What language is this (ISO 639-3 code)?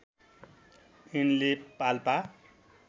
nep